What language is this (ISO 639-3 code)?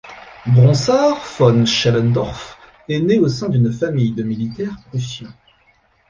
fra